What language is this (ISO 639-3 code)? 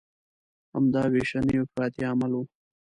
pus